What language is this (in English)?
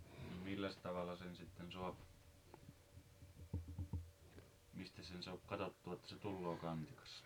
Finnish